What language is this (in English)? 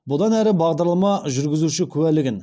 Kazakh